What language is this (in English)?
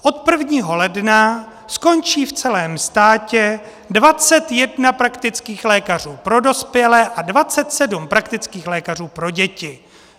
Czech